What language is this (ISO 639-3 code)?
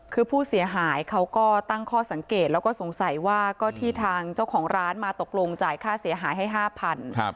tha